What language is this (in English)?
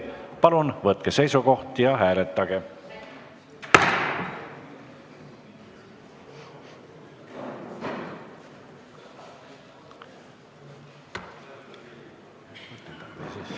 Estonian